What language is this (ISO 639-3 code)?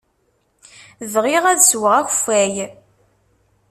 kab